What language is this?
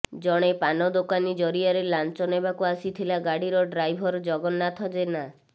Odia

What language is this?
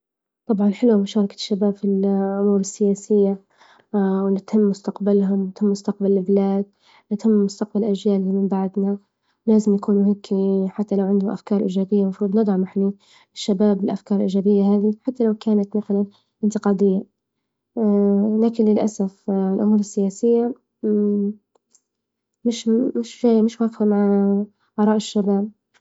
Libyan Arabic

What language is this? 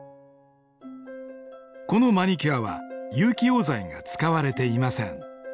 Japanese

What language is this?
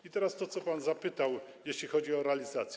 Polish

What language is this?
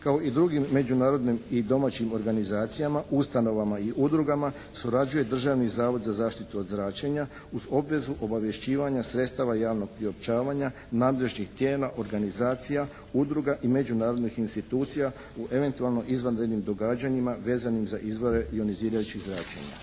Croatian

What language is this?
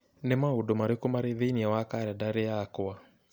Kikuyu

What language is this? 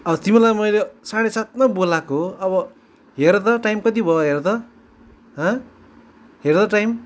Nepali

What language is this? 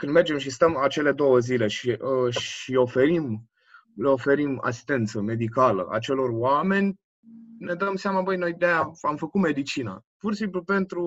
Romanian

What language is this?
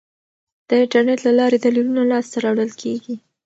Pashto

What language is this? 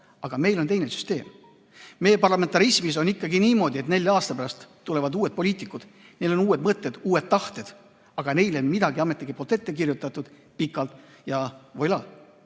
Estonian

